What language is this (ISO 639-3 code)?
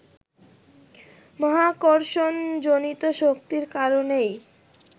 ben